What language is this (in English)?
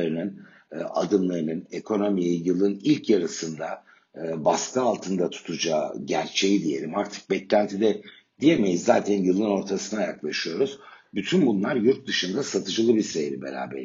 Turkish